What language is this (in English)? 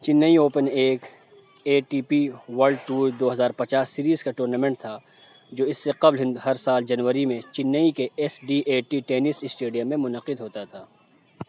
Urdu